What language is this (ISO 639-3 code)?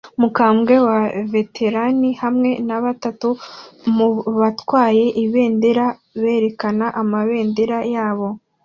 kin